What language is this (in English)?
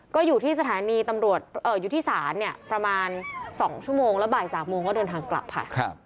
Thai